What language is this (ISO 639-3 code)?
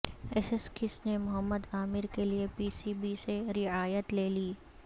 urd